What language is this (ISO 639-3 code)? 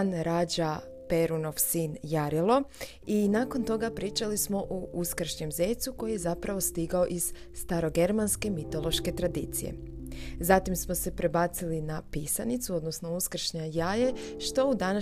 hrv